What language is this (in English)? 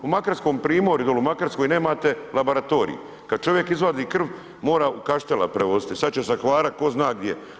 Croatian